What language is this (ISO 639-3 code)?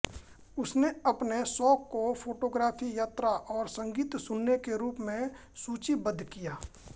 hin